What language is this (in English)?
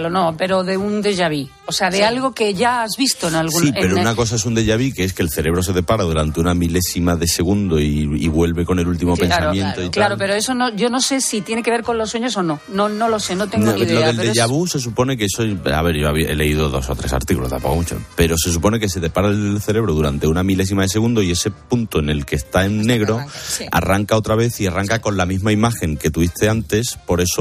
Spanish